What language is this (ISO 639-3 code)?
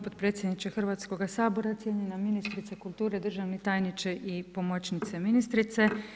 hrv